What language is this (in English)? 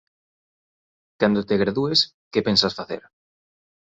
Galician